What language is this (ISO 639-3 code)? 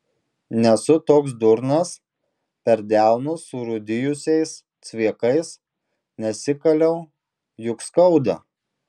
lit